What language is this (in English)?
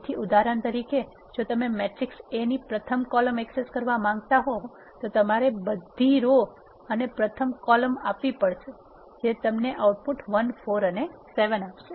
Gujarati